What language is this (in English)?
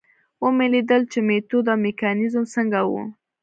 Pashto